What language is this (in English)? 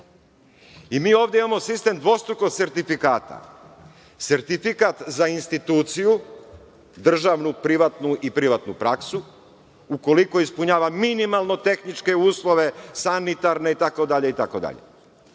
Serbian